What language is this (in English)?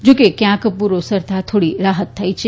Gujarati